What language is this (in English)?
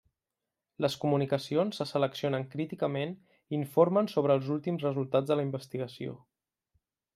Catalan